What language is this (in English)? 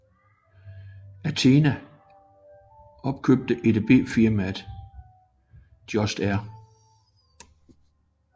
Danish